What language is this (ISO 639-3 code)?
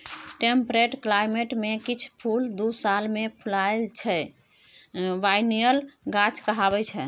mai